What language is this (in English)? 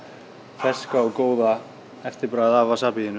Icelandic